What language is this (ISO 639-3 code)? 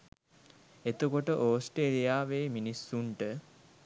sin